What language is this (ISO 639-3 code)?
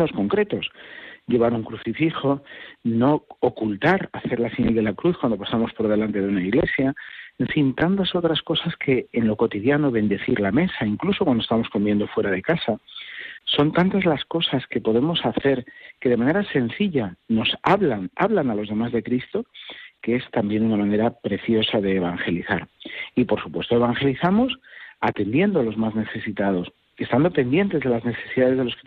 spa